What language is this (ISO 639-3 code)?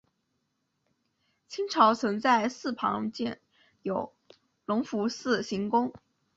zho